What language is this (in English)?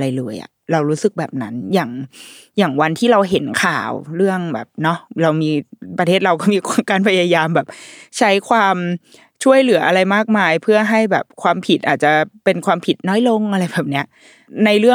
Thai